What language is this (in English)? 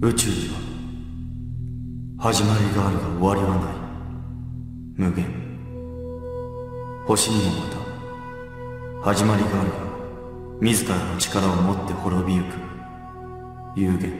Japanese